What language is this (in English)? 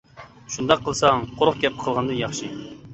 Uyghur